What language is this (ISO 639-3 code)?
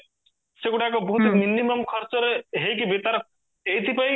ori